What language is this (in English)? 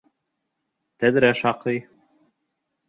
Bashkir